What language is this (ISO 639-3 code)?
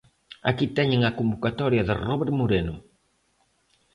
glg